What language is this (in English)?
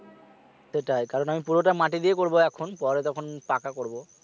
Bangla